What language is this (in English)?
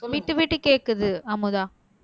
Tamil